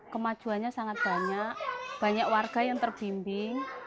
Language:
Indonesian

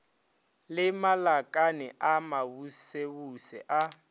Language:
Northern Sotho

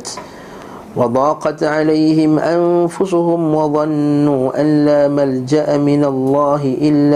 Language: Malay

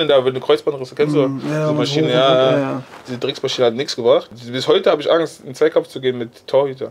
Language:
German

